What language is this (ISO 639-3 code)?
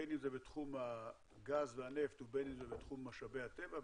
heb